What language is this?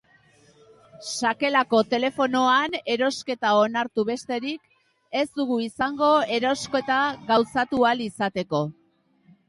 Basque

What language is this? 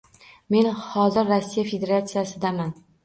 Uzbek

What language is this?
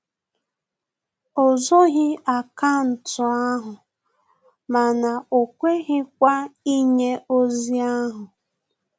Igbo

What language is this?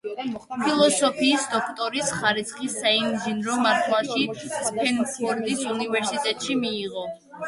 Georgian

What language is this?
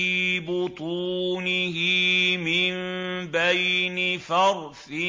Arabic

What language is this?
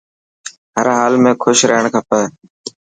Dhatki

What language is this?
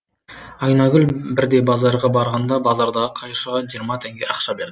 Kazakh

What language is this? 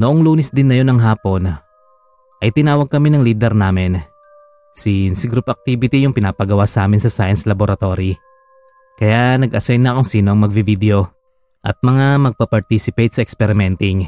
Filipino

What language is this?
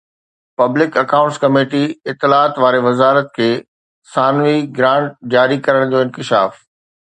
Sindhi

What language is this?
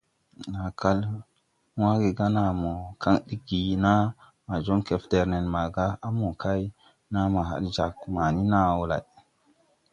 Tupuri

